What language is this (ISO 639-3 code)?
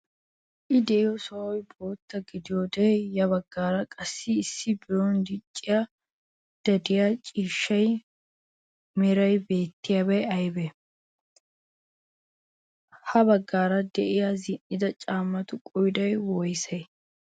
wal